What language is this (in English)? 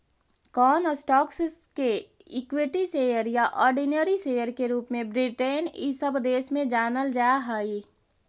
Magahi